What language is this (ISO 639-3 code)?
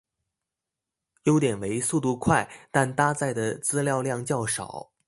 zho